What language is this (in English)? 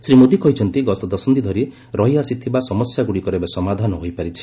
Odia